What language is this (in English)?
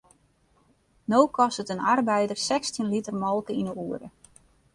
Western Frisian